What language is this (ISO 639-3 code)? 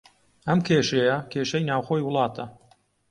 ckb